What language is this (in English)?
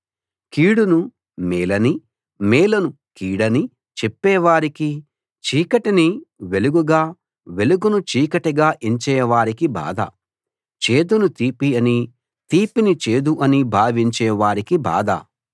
Telugu